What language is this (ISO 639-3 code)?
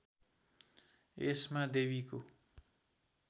nep